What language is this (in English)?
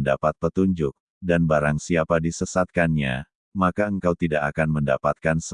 Indonesian